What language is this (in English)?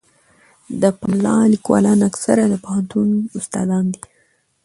Pashto